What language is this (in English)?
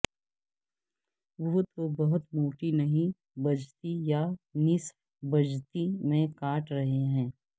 Urdu